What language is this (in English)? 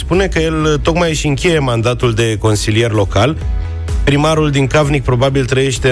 Romanian